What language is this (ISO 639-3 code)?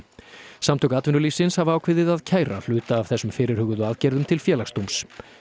isl